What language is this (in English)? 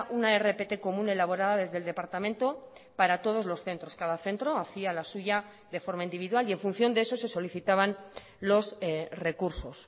Spanish